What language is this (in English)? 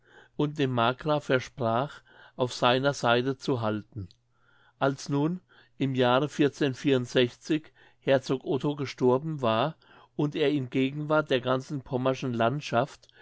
German